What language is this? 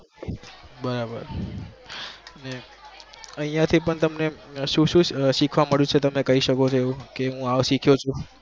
Gujarati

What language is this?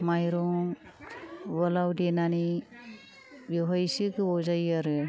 Bodo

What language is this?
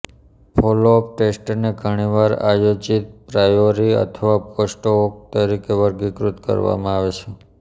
Gujarati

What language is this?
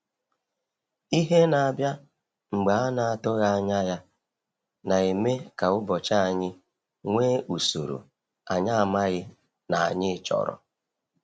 Igbo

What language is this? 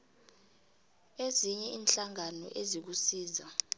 South Ndebele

